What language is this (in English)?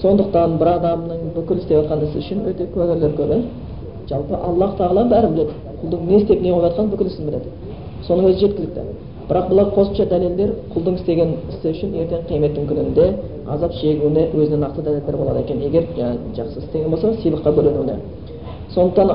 Bulgarian